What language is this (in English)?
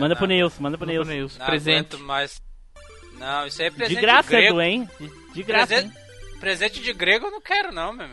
Portuguese